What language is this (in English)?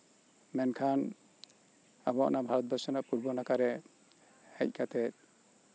Santali